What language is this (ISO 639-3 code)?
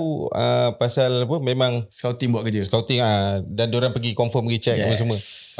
msa